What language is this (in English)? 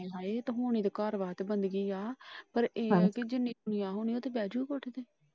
Punjabi